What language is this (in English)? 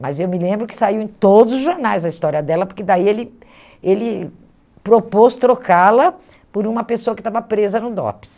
Portuguese